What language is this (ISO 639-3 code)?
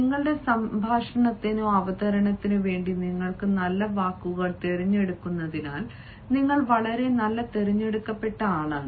mal